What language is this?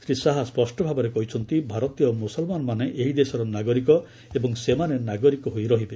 Odia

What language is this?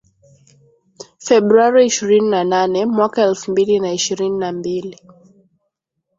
Swahili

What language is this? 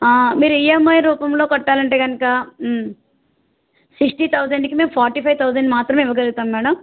Telugu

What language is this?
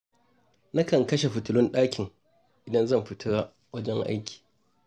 Hausa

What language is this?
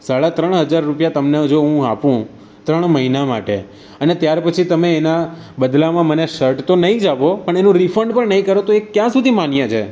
Gujarati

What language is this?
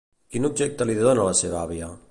Catalan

